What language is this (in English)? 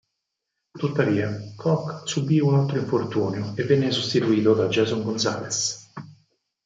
Italian